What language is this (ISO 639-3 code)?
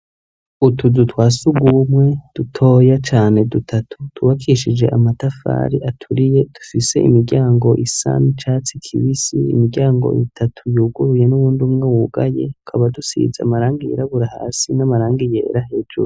run